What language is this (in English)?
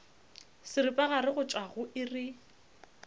Northern Sotho